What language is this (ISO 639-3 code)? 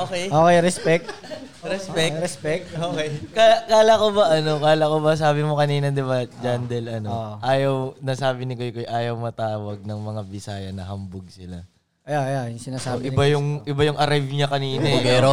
fil